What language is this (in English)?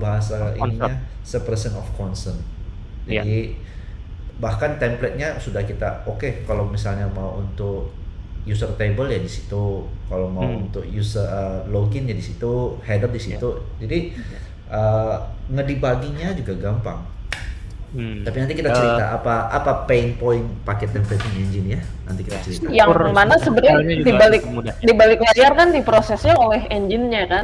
Indonesian